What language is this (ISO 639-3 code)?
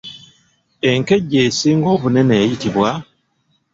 lug